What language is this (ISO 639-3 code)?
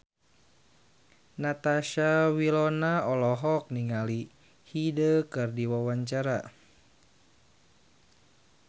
sun